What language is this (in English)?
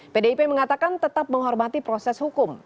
Indonesian